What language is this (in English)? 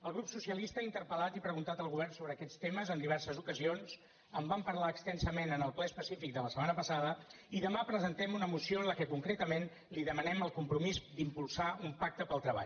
Catalan